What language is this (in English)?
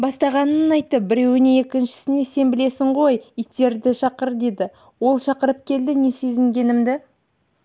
Kazakh